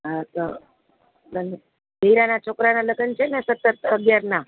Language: Gujarati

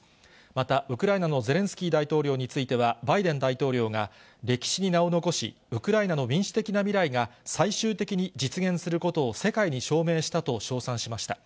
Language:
Japanese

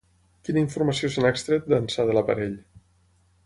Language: Catalan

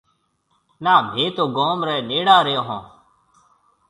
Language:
Marwari (Pakistan)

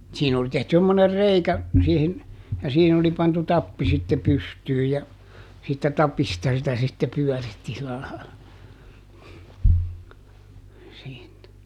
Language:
Finnish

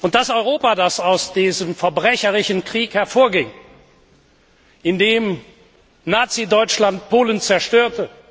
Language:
German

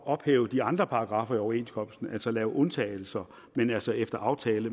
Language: Danish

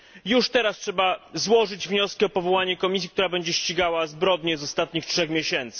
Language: Polish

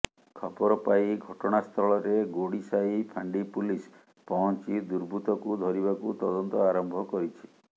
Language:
Odia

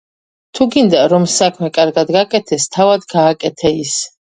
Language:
Georgian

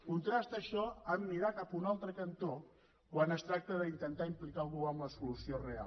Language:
Catalan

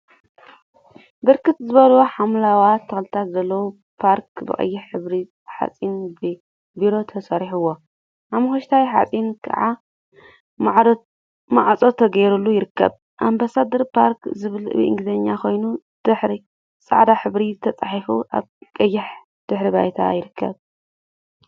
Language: Tigrinya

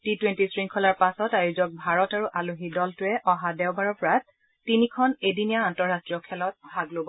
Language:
Assamese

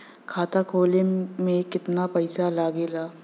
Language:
Bhojpuri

